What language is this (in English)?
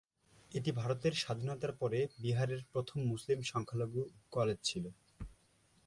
Bangla